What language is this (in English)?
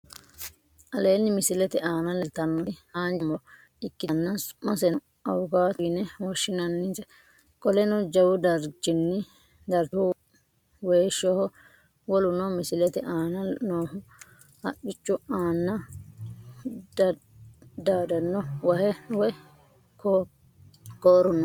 Sidamo